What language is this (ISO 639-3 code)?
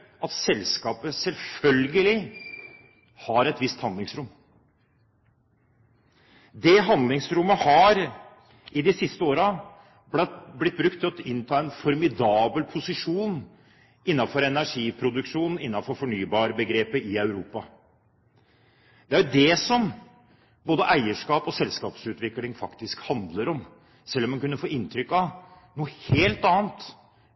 nob